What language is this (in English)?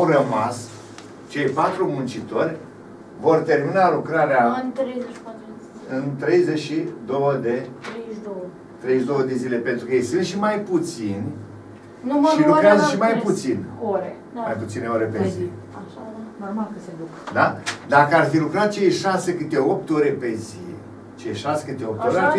Romanian